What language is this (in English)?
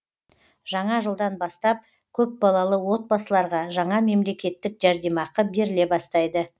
Kazakh